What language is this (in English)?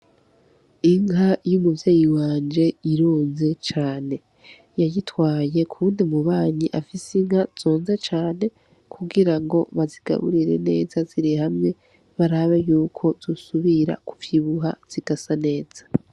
Rundi